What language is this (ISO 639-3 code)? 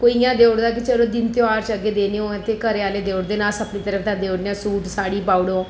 doi